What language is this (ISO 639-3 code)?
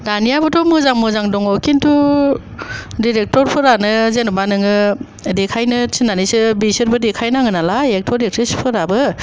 brx